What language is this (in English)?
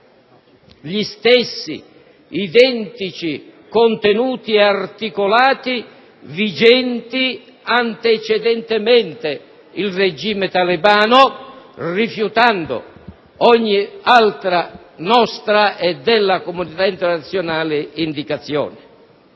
Italian